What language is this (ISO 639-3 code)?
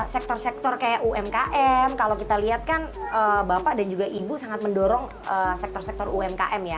ind